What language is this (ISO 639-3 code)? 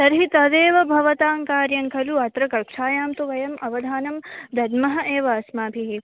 san